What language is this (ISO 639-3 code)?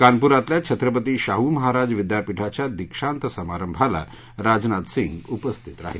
mar